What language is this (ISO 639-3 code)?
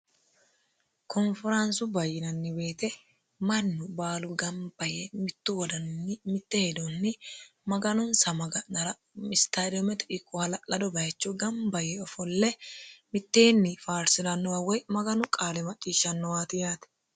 sid